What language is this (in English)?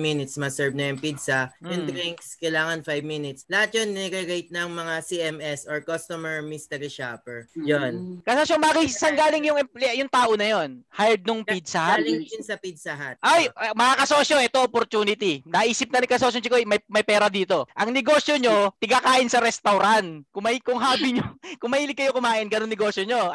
Filipino